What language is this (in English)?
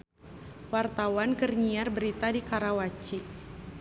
Sundanese